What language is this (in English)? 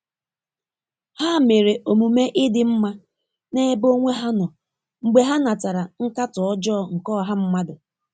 Igbo